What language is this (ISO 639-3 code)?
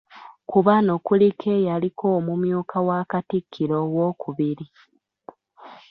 lug